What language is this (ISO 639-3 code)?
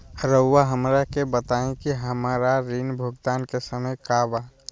mag